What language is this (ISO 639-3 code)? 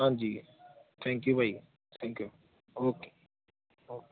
pan